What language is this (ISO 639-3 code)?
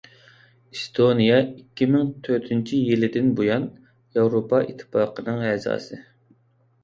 uig